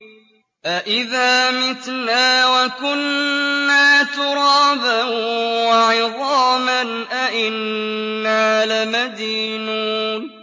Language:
Arabic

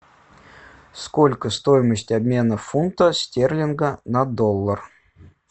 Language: Russian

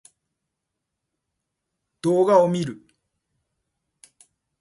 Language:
Japanese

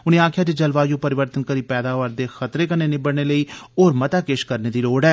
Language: Dogri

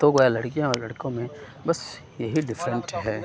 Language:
Urdu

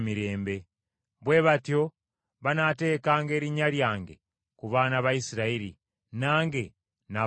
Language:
Ganda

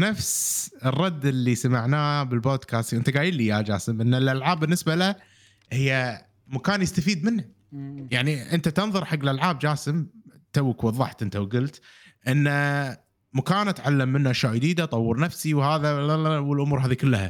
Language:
Arabic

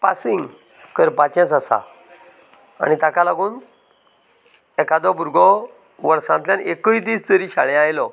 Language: Konkani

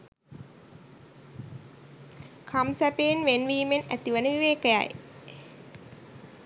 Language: Sinhala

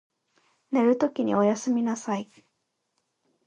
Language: Japanese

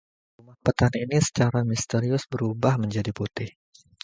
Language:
Indonesian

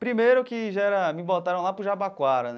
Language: Portuguese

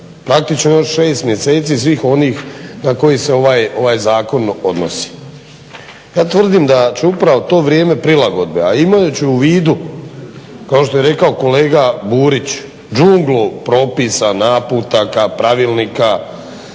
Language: Croatian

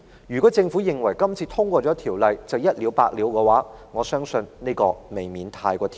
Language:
Cantonese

